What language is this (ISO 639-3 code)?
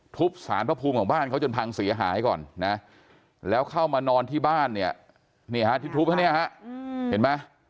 tha